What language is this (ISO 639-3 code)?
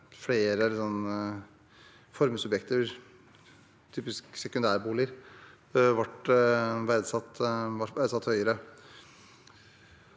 nor